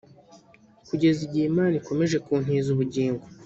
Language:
Kinyarwanda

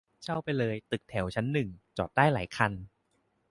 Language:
Thai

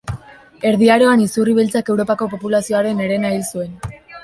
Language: Basque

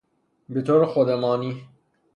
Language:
Persian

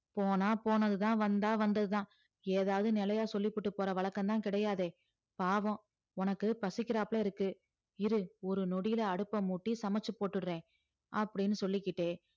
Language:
Tamil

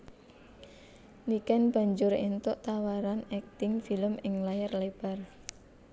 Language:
Javanese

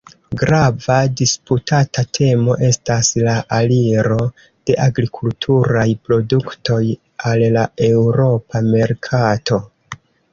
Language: Esperanto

